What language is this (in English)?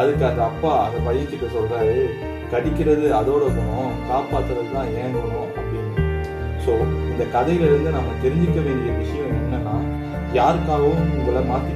Tamil